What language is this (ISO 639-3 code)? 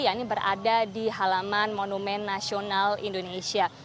ind